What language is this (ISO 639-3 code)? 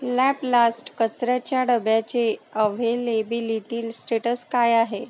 mar